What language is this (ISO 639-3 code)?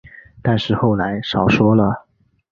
zho